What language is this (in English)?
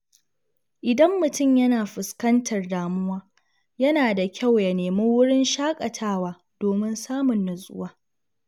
Hausa